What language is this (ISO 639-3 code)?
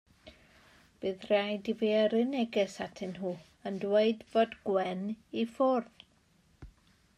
cym